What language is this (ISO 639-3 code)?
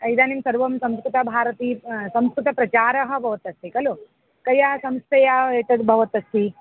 san